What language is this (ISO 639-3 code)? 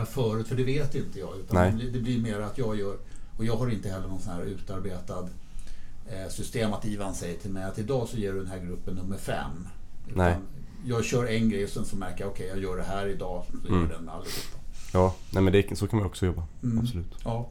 swe